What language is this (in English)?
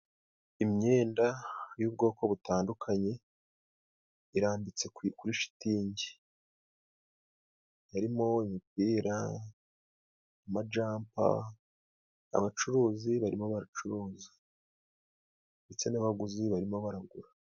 Kinyarwanda